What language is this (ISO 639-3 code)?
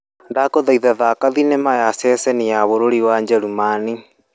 kik